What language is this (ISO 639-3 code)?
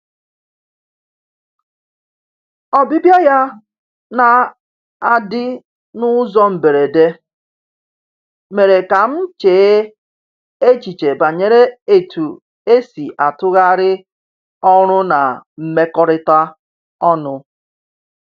ibo